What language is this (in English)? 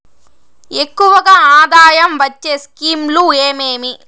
Telugu